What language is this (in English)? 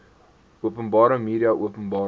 Afrikaans